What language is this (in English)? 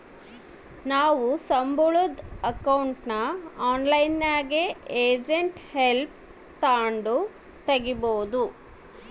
Kannada